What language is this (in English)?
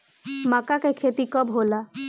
Bhojpuri